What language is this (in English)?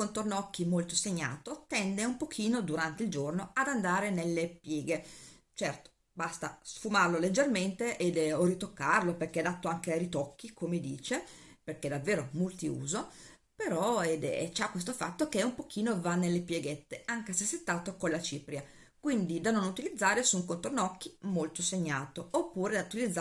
Italian